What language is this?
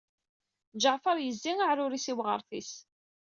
Kabyle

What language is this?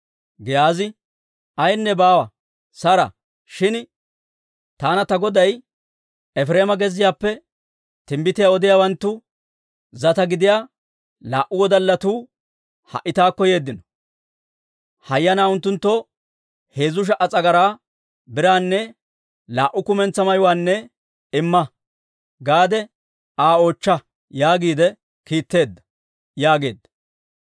Dawro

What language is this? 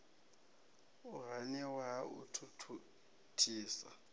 Venda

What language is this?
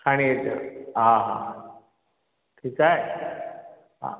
Sindhi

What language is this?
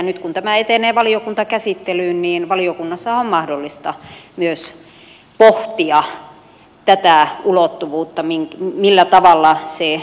Finnish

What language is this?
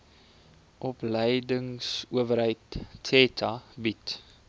Afrikaans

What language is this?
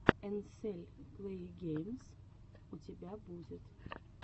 Russian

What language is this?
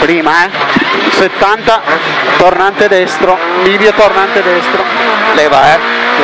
Italian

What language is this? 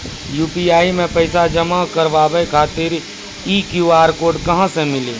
Maithili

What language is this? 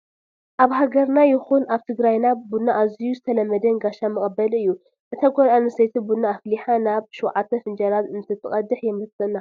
Tigrinya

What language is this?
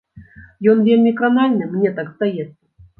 Belarusian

